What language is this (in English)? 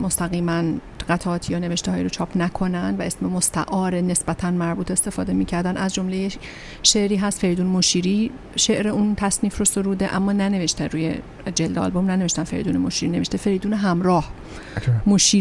Persian